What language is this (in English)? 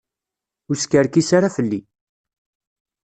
Kabyle